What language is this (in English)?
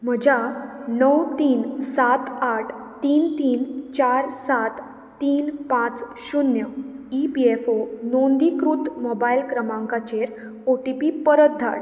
Konkani